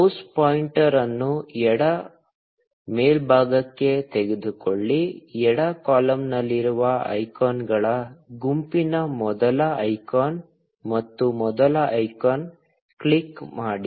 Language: Kannada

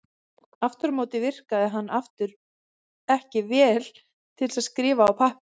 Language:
Icelandic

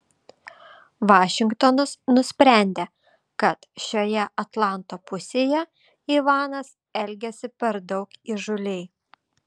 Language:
Lithuanian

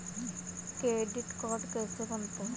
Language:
Hindi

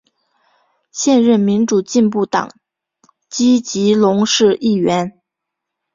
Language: Chinese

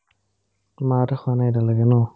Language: Assamese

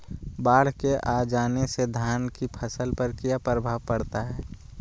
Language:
Magahi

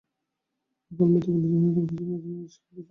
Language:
Bangla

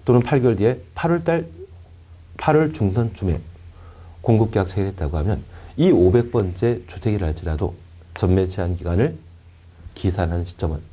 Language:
Korean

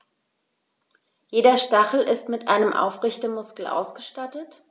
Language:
German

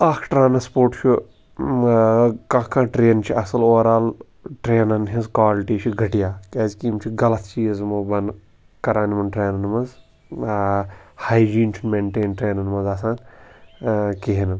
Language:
Kashmiri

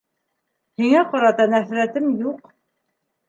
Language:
Bashkir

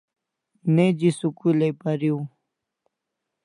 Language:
Kalasha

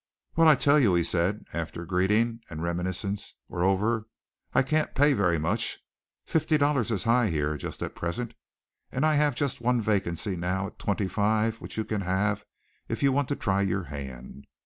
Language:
English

